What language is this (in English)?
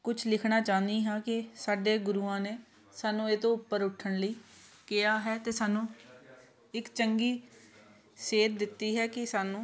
Punjabi